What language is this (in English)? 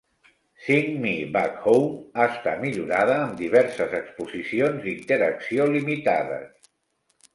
Catalan